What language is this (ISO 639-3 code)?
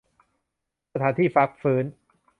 tha